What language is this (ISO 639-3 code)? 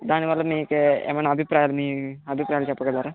tel